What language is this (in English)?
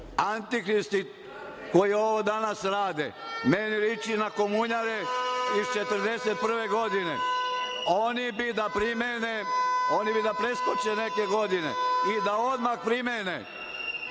Serbian